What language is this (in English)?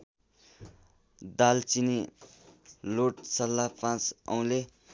Nepali